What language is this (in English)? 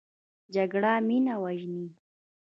Pashto